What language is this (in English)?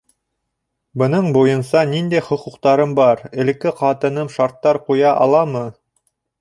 Bashkir